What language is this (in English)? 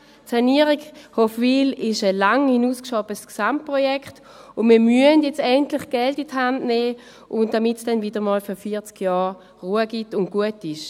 Swiss German